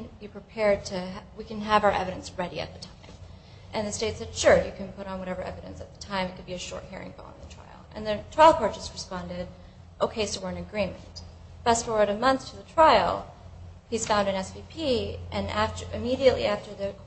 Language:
English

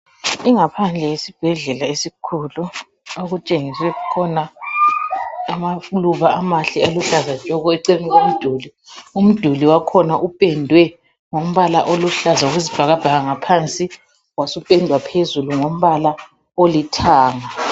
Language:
North Ndebele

